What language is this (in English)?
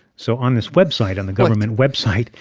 English